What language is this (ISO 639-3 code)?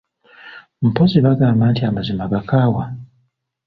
lug